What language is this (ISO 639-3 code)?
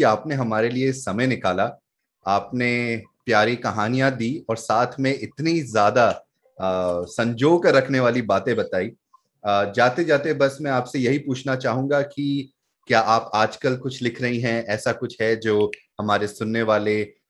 hin